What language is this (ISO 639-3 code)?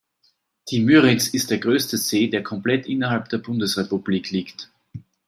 deu